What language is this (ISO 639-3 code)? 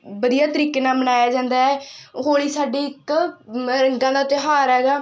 pan